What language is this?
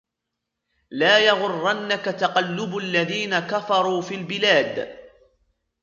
Arabic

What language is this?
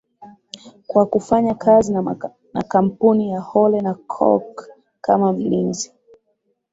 Swahili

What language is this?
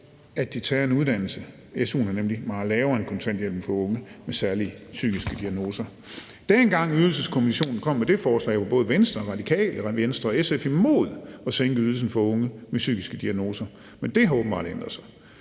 Danish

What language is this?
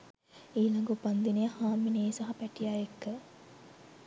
Sinhala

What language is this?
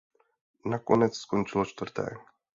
Czech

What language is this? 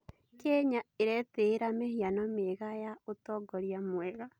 Kikuyu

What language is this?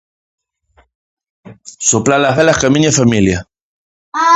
Galician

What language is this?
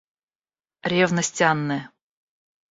Russian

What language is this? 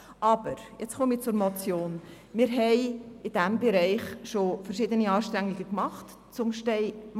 Swiss German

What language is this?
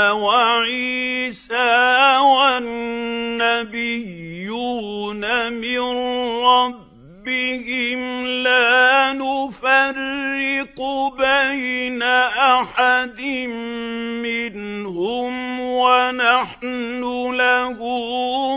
Arabic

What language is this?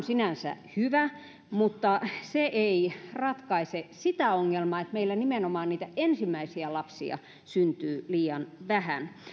Finnish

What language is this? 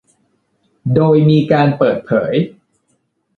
Thai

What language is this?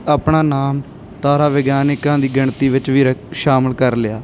Punjabi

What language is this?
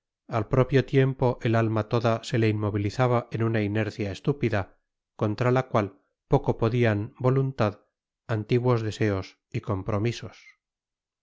Spanish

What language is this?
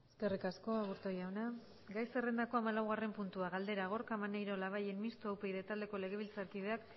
Basque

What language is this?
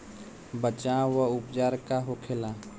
Bhojpuri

